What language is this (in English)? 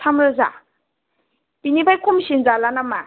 Bodo